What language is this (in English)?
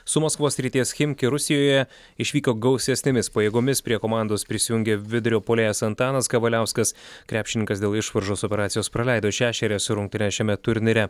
Lithuanian